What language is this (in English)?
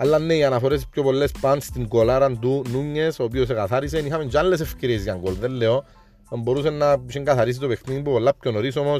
Greek